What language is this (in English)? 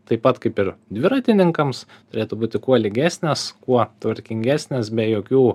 Lithuanian